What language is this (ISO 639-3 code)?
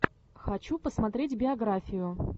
rus